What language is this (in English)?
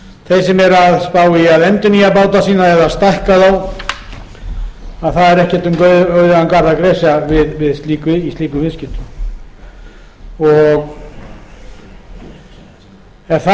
Icelandic